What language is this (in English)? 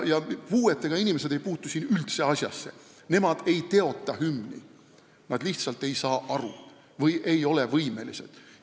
Estonian